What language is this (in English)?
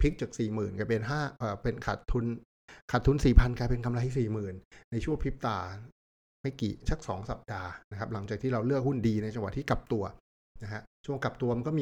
Thai